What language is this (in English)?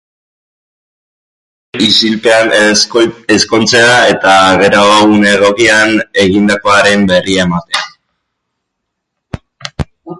Basque